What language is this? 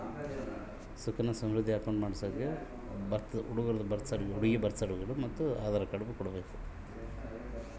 Kannada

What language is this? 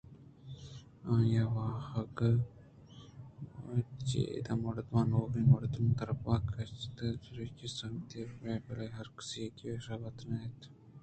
Eastern Balochi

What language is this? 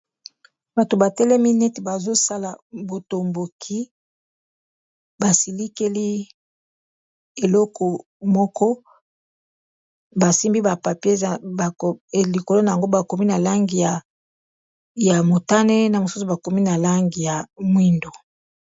Lingala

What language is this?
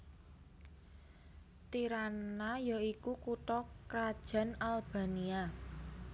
Javanese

